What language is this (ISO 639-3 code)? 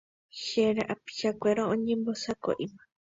grn